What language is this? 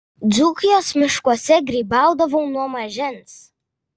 Lithuanian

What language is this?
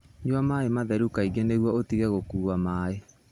Kikuyu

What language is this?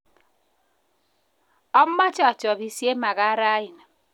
Kalenjin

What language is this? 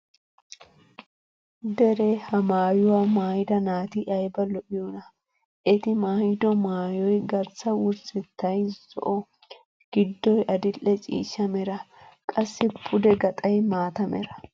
Wolaytta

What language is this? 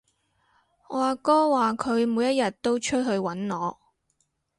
Cantonese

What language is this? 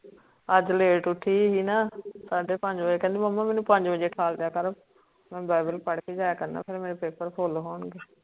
Punjabi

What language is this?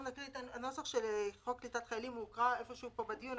Hebrew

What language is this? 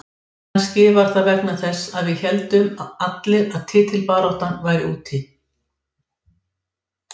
Icelandic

